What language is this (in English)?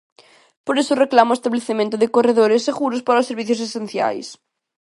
Galician